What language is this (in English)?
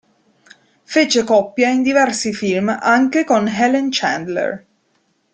Italian